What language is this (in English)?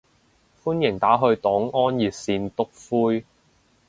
Cantonese